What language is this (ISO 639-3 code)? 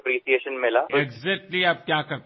asm